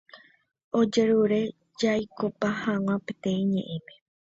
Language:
Guarani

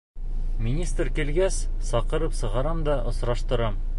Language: Bashkir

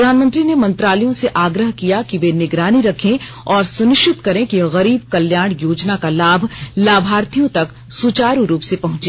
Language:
Hindi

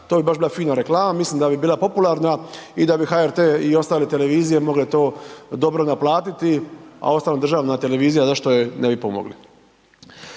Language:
Croatian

